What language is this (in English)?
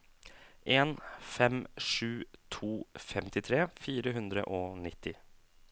Norwegian